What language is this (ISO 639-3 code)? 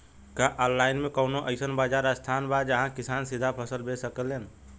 bho